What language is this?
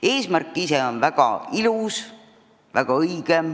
Estonian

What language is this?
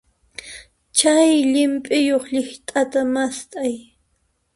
Puno Quechua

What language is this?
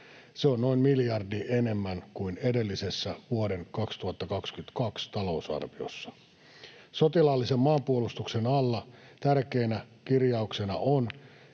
Finnish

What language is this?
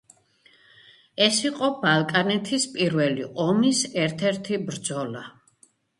Georgian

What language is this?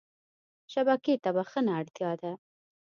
Pashto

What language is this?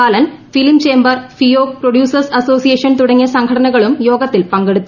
Malayalam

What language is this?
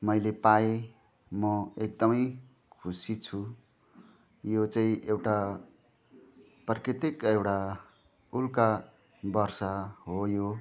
Nepali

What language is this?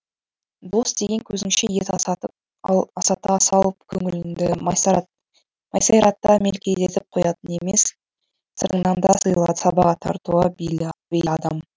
Kazakh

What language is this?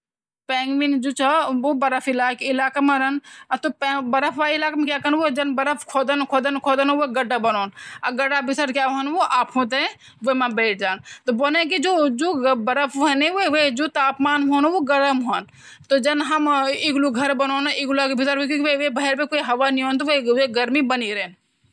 Garhwali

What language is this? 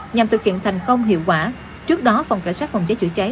Vietnamese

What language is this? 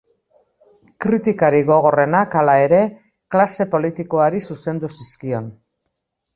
Basque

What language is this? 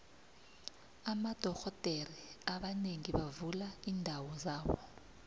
South Ndebele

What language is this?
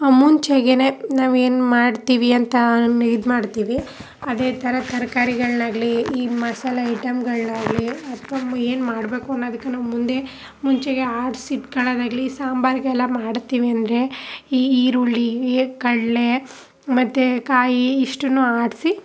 Kannada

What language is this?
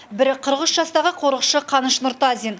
Kazakh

